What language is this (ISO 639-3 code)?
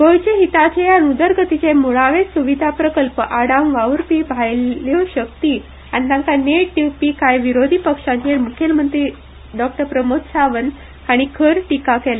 kok